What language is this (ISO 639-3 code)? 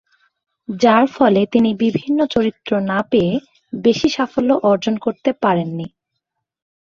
ben